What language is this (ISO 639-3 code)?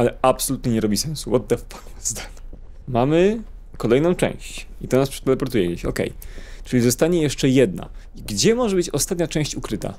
pol